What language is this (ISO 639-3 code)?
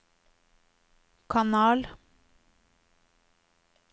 nor